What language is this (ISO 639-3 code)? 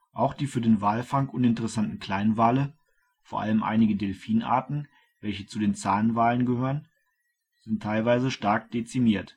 deu